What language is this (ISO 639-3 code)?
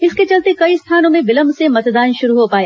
hin